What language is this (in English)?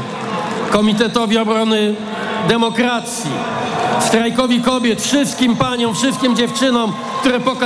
Polish